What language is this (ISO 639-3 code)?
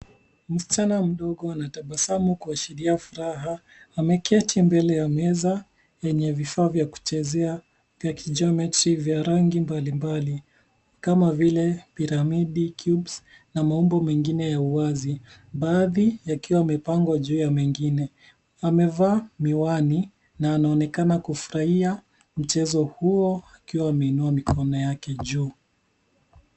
swa